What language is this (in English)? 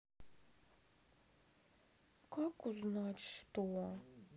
Russian